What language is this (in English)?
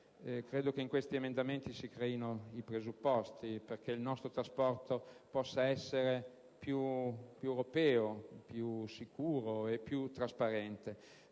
Italian